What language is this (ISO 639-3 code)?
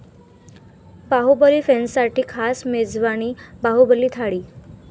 mar